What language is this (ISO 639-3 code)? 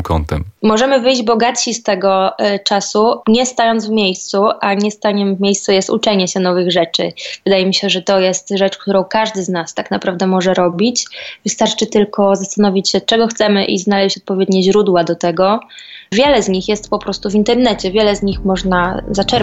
pol